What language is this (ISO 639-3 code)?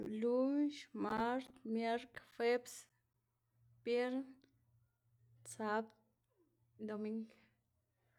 ztg